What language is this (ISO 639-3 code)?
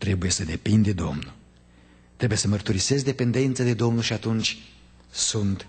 ron